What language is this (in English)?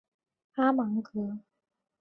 Chinese